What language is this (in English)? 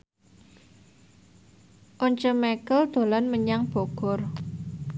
Javanese